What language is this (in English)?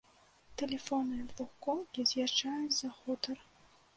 Belarusian